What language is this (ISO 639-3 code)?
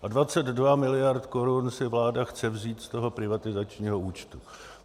ces